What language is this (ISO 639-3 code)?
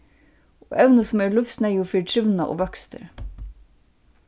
fao